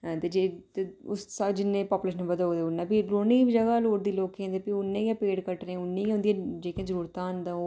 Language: Dogri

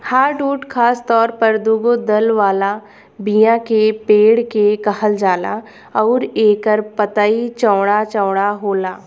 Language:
Bhojpuri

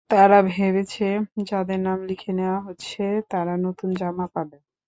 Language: Bangla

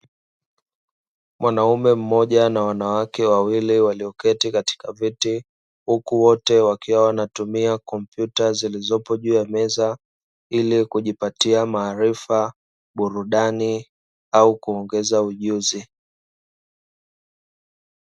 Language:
Swahili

